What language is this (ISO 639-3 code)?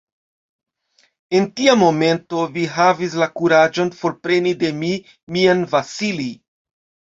epo